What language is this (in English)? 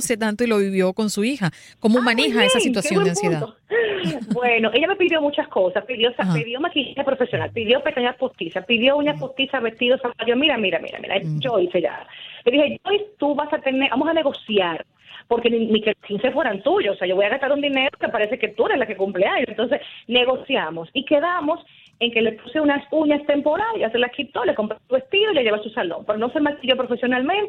Spanish